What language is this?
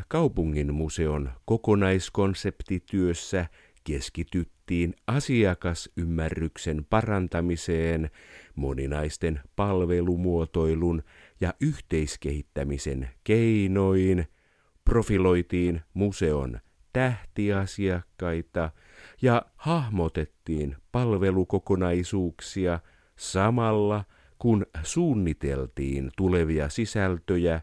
Finnish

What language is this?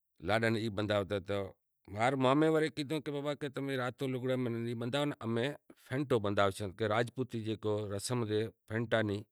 Kachi Koli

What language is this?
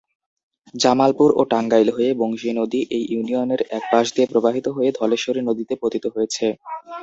Bangla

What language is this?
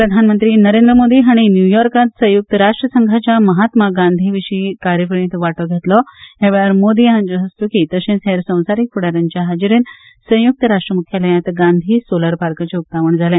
Konkani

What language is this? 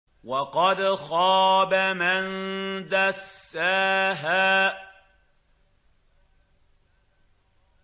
Arabic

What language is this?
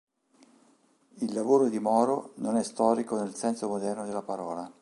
Italian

